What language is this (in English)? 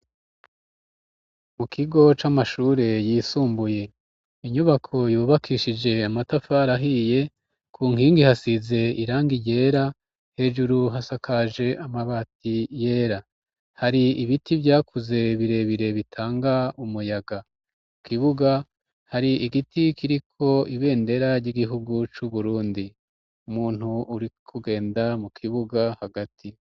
Rundi